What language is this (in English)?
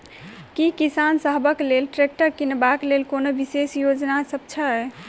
Maithili